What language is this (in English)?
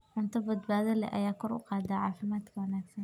Somali